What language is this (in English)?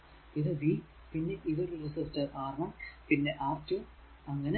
Malayalam